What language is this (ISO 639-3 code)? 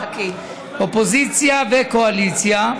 heb